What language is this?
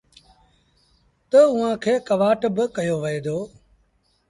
Sindhi Bhil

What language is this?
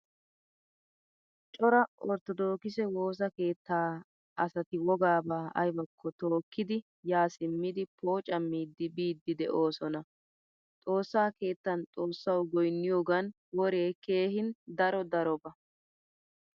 Wolaytta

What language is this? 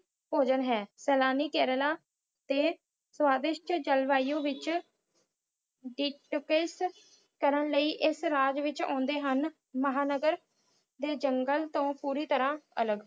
Punjabi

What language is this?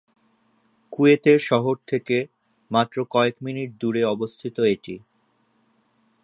Bangla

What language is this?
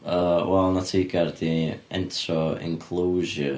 Welsh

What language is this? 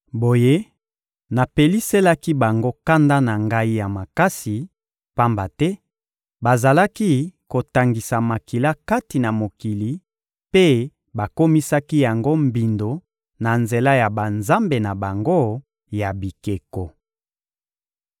Lingala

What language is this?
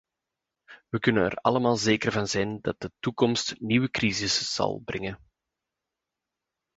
Dutch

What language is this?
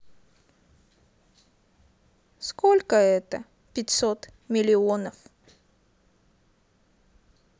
Russian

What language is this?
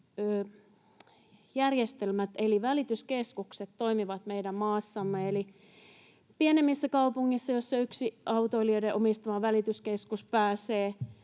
Finnish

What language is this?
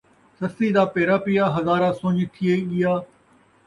Saraiki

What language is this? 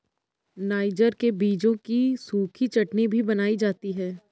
Hindi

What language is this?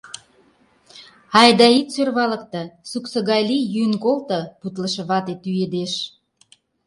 Mari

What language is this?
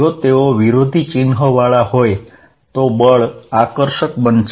Gujarati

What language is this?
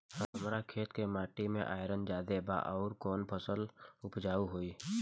Bhojpuri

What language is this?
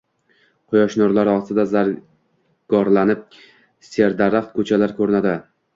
Uzbek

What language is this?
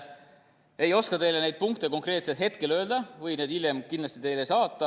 Estonian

